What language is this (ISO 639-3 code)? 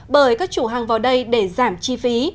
vie